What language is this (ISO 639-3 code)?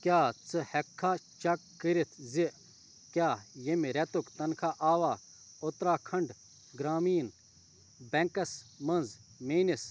kas